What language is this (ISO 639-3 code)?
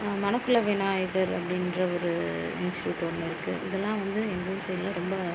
tam